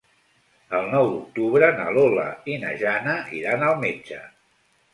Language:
Catalan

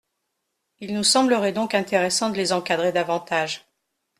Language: French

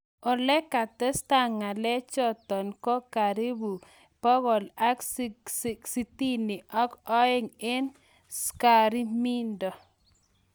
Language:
Kalenjin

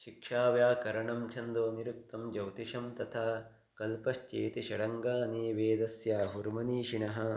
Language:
Sanskrit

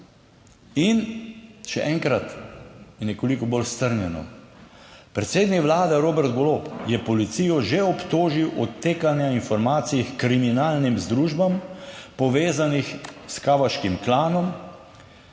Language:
Slovenian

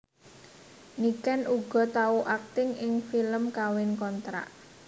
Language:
Javanese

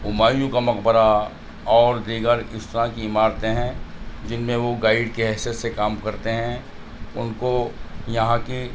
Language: Urdu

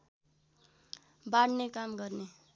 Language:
Nepali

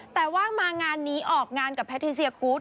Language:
Thai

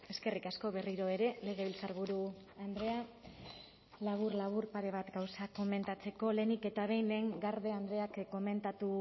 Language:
Basque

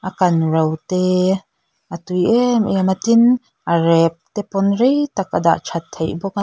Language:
Mizo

